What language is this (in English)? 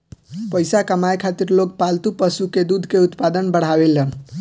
Bhojpuri